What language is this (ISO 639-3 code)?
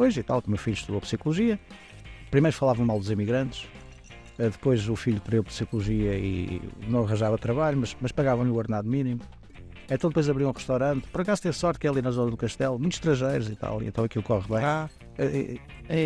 por